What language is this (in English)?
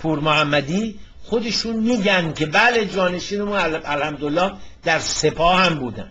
Persian